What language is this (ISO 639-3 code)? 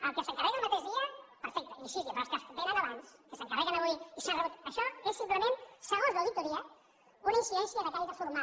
cat